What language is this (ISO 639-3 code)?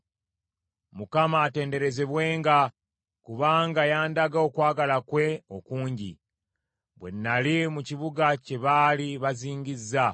lug